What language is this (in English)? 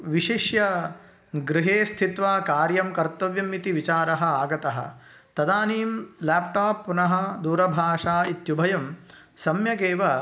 Sanskrit